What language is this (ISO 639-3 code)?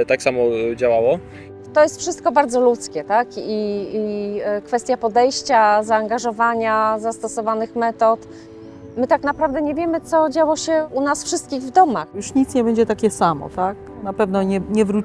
pol